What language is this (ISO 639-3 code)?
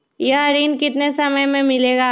mag